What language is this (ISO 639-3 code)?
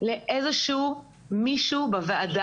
heb